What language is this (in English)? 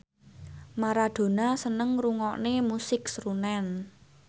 Javanese